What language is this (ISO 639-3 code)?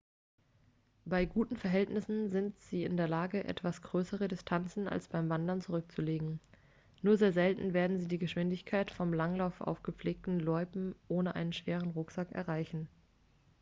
deu